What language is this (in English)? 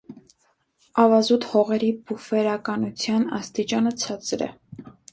Armenian